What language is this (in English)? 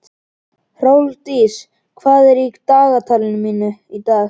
Icelandic